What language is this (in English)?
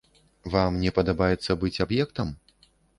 Belarusian